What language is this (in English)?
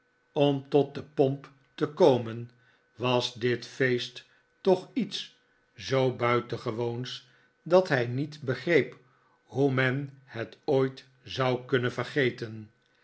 Dutch